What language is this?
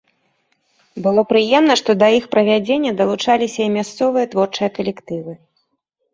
Belarusian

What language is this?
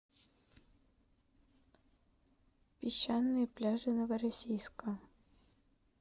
Russian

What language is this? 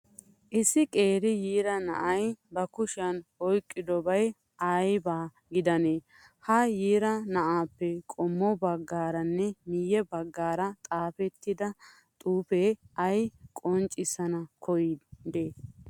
Wolaytta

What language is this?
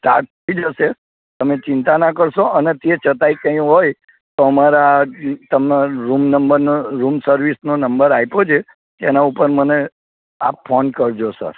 Gujarati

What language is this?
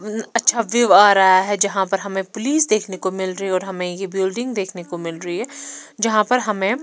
Hindi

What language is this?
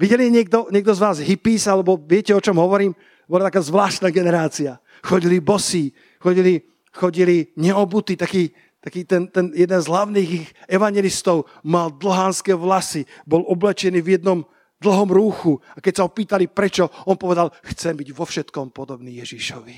Slovak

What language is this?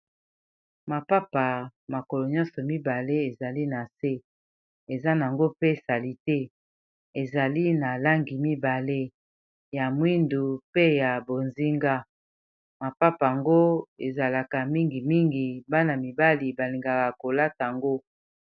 Lingala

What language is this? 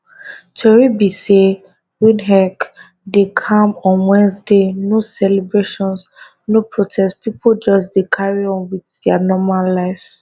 Nigerian Pidgin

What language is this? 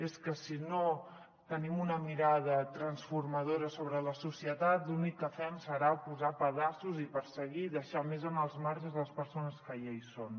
Catalan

